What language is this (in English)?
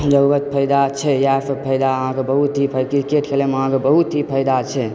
Maithili